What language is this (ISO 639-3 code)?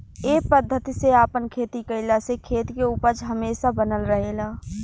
bho